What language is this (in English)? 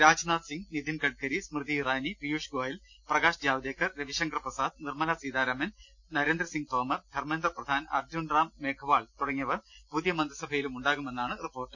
Malayalam